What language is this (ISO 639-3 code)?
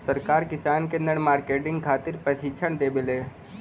bho